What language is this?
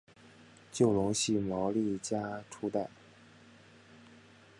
Chinese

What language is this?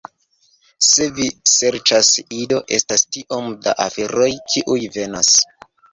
Esperanto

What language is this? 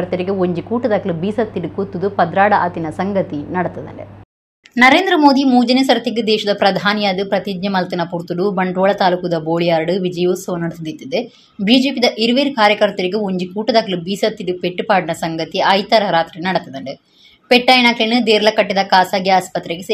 Kannada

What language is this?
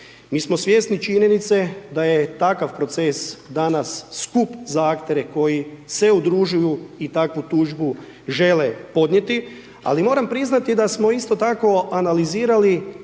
Croatian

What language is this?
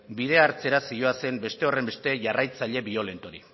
Basque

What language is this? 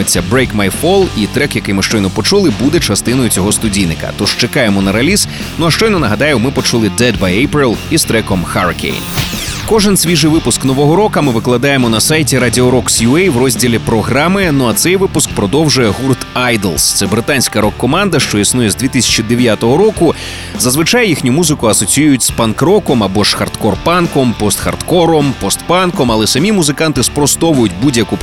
Ukrainian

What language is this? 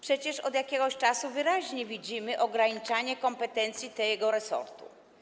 Polish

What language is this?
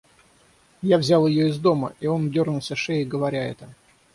Russian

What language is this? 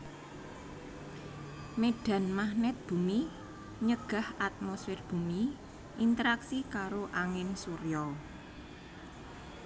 Javanese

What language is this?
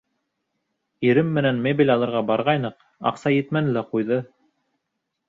Bashkir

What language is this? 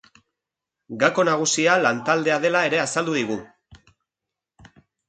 Basque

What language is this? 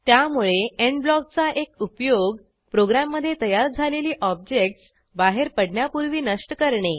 Marathi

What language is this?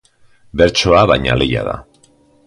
Basque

